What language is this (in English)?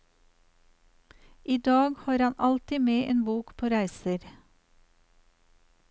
Norwegian